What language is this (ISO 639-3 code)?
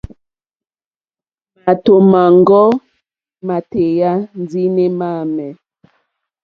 bri